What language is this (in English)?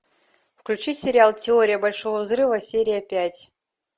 Russian